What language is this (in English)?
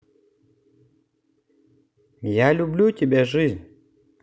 Russian